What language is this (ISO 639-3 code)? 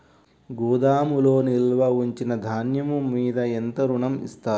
tel